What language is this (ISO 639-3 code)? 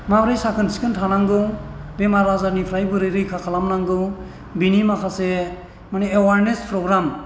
brx